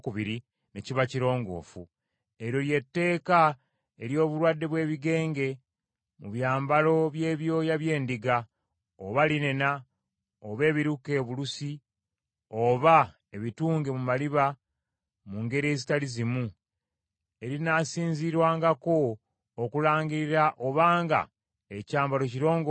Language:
Ganda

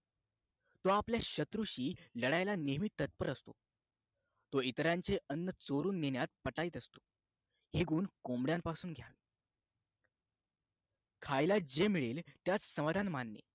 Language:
Marathi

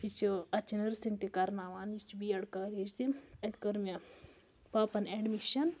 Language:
Kashmiri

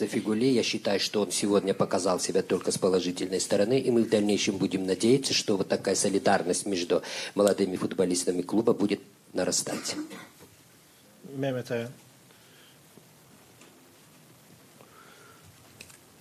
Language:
Turkish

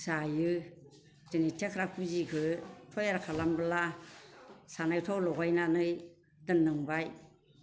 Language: Bodo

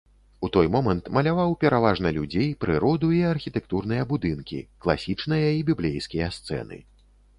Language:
Belarusian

